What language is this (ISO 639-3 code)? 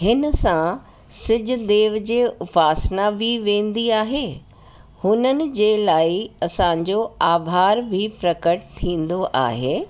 snd